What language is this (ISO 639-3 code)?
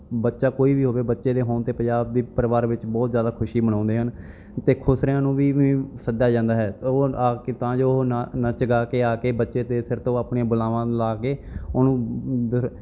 pan